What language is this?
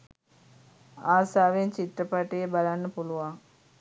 Sinhala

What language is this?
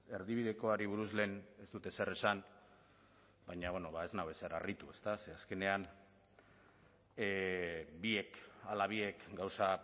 Basque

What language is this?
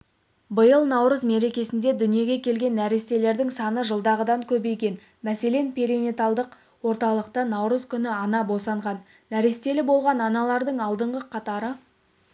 Kazakh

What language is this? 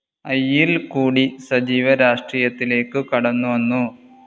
Malayalam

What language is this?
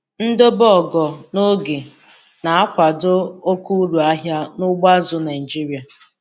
Igbo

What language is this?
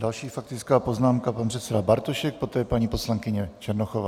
Czech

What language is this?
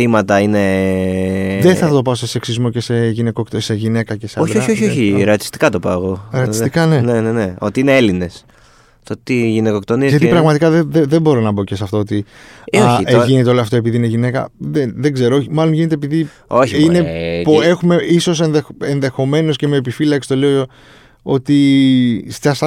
Greek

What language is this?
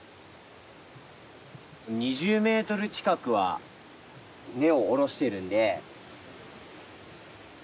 Japanese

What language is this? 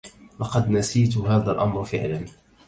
Arabic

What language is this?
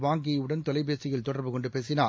Tamil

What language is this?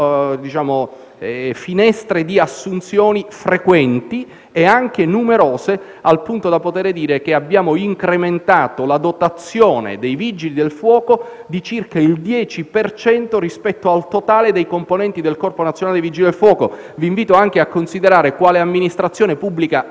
Italian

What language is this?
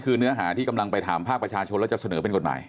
Thai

